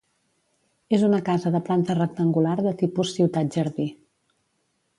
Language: Catalan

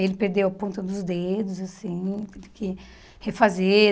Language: Portuguese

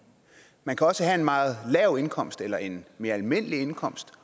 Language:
Danish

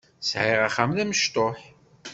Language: Kabyle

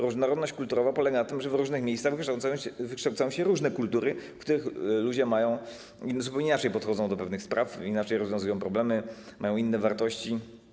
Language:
Polish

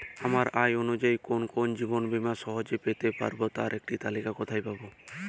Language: Bangla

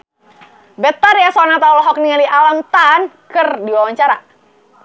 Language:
Sundanese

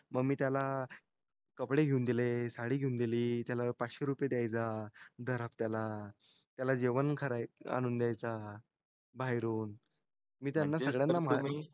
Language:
Marathi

